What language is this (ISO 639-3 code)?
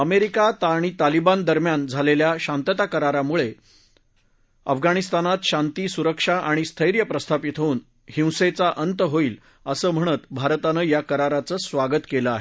mar